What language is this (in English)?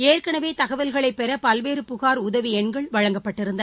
Tamil